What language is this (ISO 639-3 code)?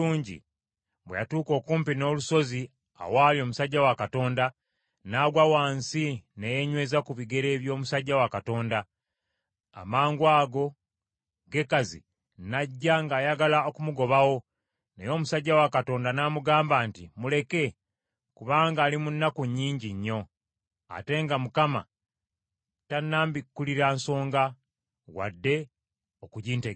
lug